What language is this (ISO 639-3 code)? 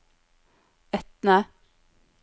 nor